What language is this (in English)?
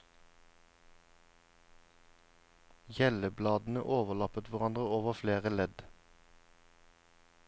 Norwegian